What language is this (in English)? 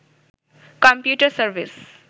Bangla